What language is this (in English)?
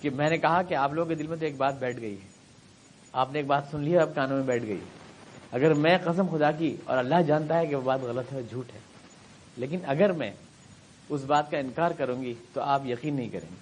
Urdu